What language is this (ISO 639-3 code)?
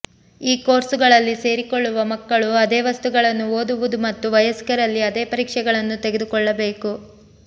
kan